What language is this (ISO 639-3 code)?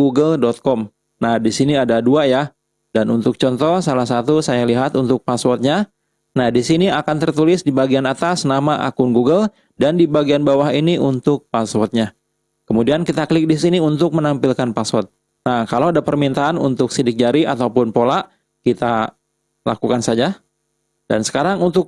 ind